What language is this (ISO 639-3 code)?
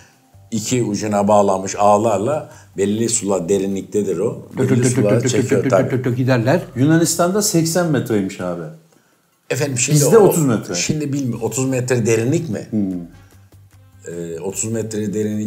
tur